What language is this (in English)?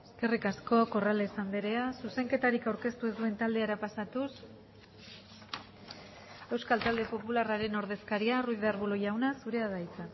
Basque